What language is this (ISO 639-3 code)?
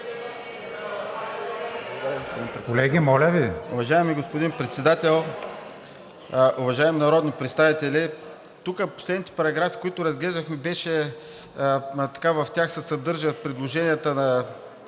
bul